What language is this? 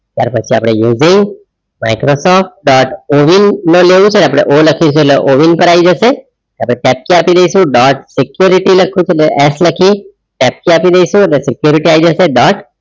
Gujarati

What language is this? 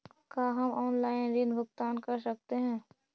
Magahi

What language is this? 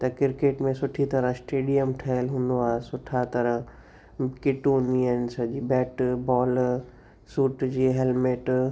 Sindhi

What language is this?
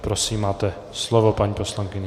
Czech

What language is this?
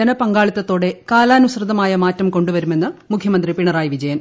Malayalam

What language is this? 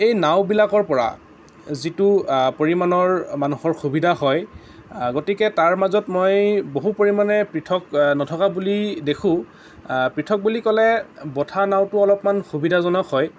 Assamese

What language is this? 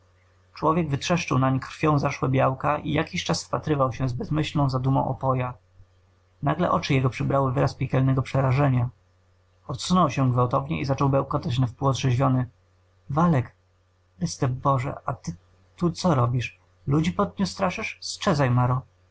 Polish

